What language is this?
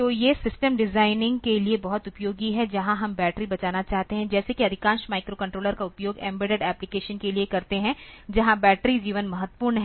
Hindi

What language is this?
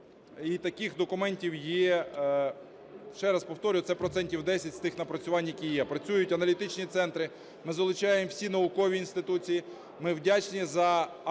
Ukrainian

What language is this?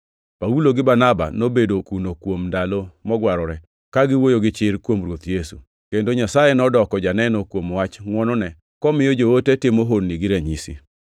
Luo (Kenya and Tanzania)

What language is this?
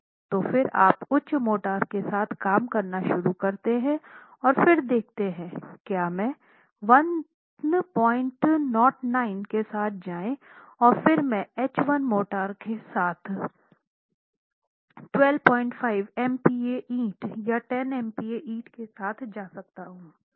Hindi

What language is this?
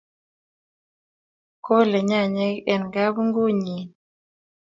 Kalenjin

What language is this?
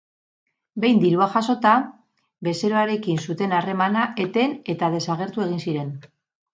Basque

